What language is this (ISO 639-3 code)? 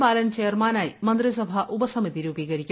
mal